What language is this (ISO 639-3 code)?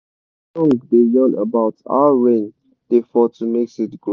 pcm